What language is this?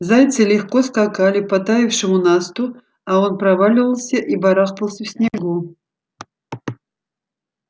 Russian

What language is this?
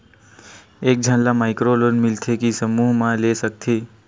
Chhattisgarhi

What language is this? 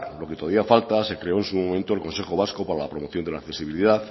Spanish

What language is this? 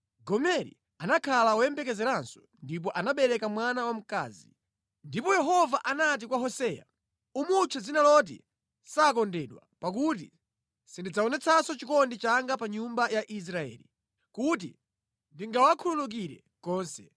Nyanja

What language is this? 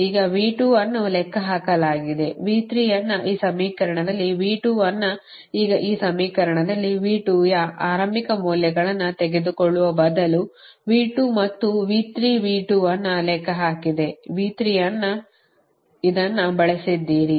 Kannada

